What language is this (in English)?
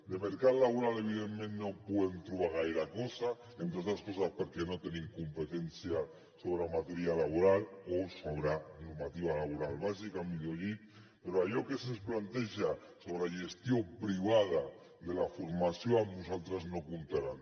Catalan